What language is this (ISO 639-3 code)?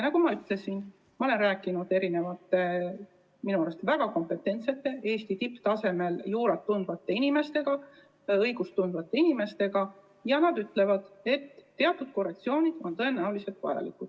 est